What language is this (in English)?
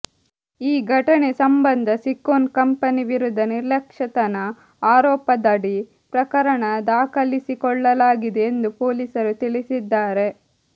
Kannada